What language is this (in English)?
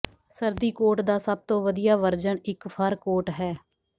Punjabi